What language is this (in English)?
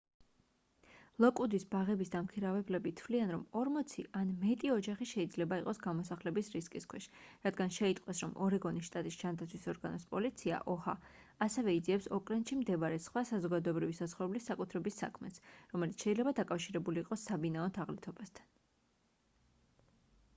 Georgian